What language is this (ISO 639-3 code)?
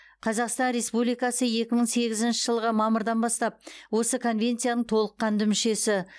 kaz